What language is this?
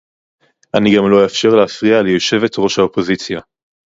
Hebrew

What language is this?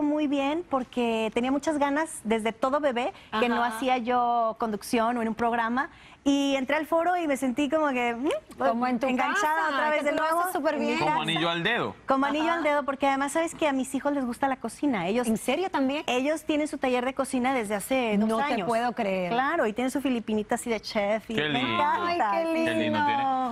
Spanish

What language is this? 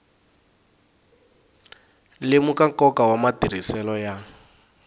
Tsonga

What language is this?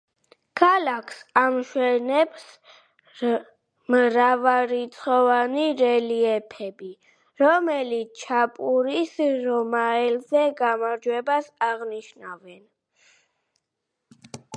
Georgian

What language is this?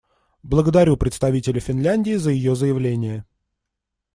Russian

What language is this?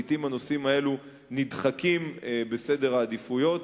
Hebrew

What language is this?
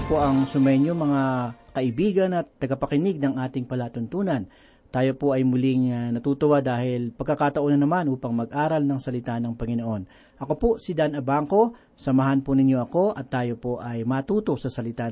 Filipino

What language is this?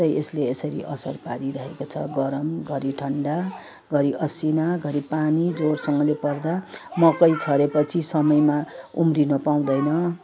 Nepali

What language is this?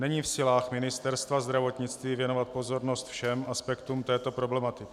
Czech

